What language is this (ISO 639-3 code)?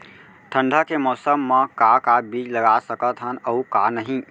hne